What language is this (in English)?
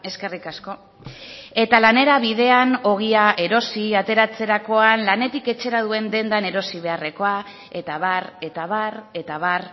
Basque